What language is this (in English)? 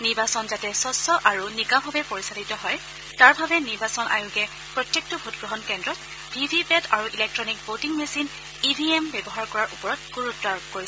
Assamese